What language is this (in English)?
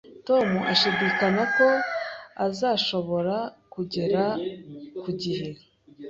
Kinyarwanda